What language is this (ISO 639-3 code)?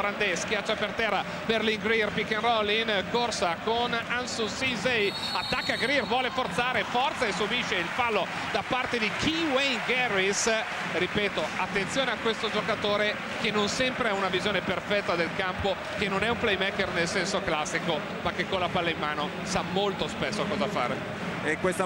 ita